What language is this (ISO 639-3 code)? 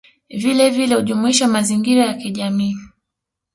swa